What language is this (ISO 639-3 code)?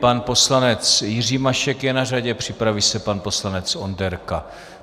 ces